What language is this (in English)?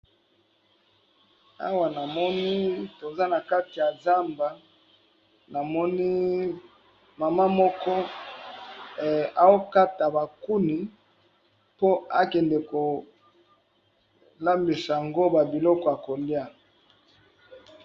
Lingala